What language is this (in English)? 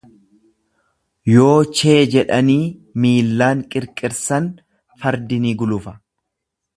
Oromo